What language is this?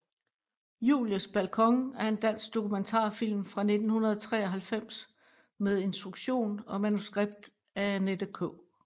Danish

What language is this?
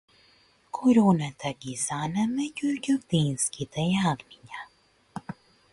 Macedonian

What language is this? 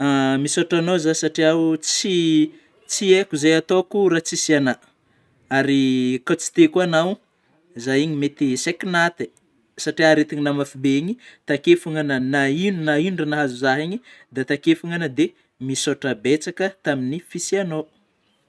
Northern Betsimisaraka Malagasy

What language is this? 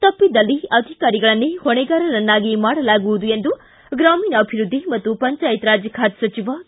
Kannada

